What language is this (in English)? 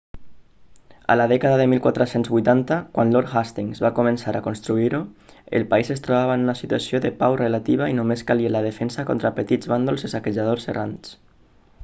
Catalan